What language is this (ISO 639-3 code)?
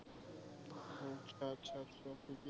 asm